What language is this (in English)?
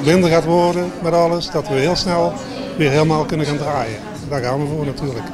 Dutch